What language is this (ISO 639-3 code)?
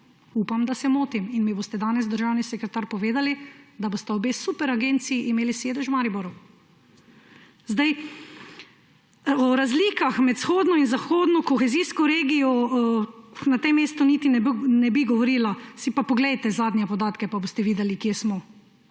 slv